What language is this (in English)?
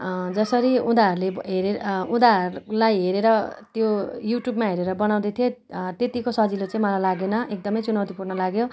Nepali